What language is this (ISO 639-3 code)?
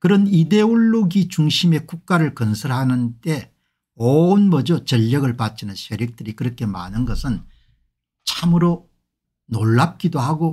kor